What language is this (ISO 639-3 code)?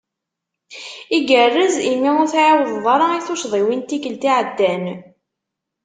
kab